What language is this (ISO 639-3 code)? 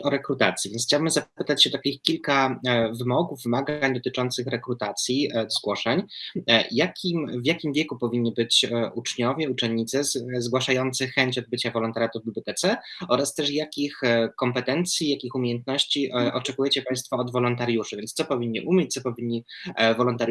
pol